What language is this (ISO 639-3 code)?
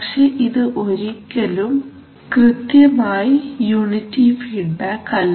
mal